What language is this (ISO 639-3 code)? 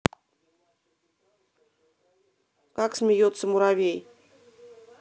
rus